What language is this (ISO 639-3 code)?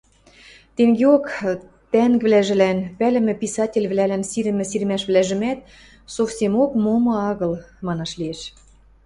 mrj